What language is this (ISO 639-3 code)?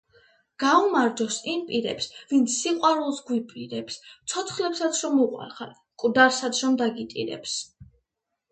kat